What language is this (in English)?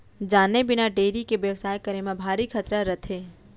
Chhattisgarhi